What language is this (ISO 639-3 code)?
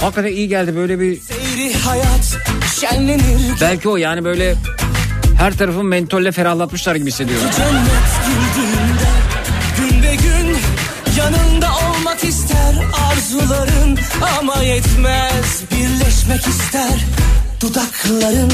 tur